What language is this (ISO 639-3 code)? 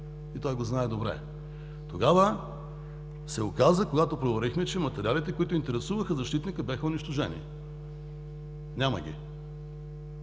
bul